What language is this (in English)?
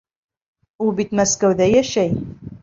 Bashkir